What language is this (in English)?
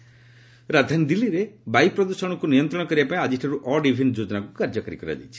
Odia